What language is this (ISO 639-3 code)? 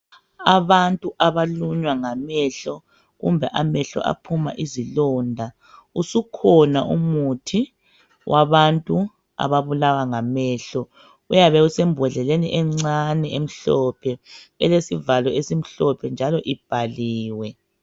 nde